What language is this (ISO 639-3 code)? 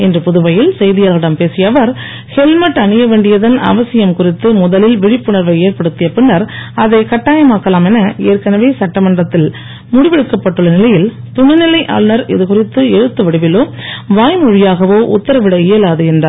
tam